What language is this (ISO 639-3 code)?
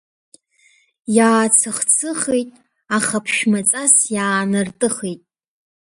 abk